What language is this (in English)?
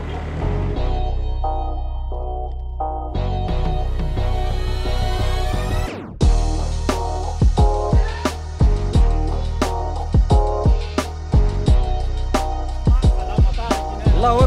Arabic